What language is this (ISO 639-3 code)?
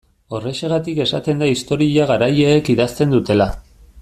eus